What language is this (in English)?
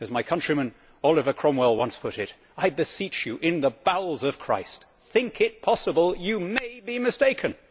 English